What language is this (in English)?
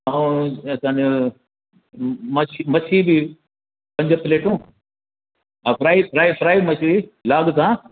Sindhi